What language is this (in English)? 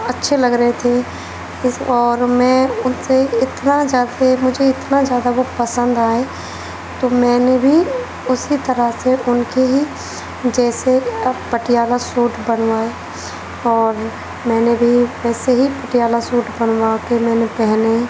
Urdu